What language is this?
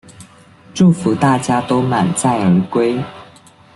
Chinese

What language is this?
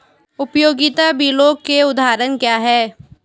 Hindi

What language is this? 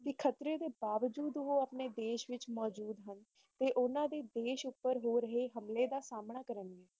Punjabi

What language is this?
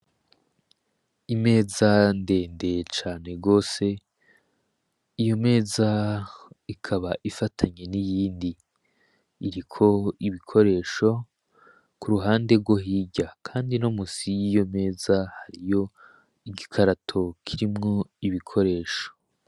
Rundi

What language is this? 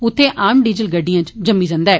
Dogri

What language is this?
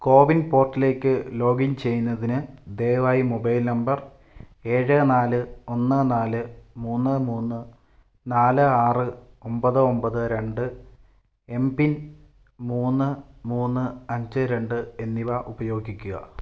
Malayalam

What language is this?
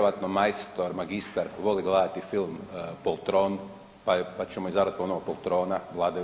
Croatian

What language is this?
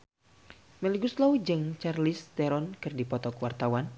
Sundanese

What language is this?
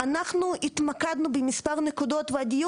Hebrew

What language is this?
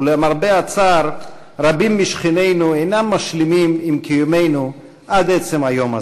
Hebrew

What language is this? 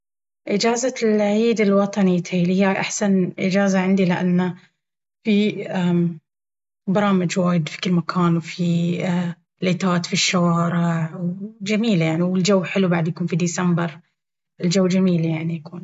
Baharna Arabic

